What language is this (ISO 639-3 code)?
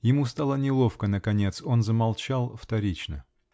rus